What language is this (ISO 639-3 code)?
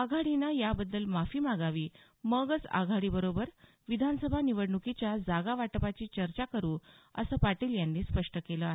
mar